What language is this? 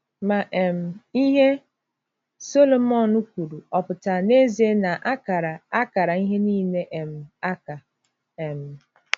Igbo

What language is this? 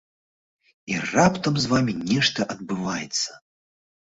Belarusian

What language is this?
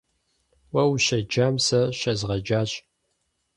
Kabardian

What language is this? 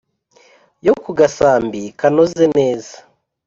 Kinyarwanda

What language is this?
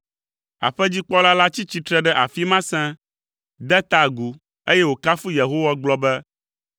Ewe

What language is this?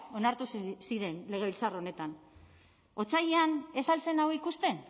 Basque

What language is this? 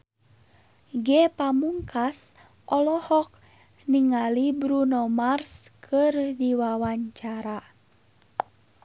Sundanese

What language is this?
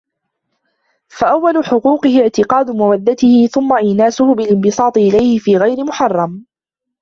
Arabic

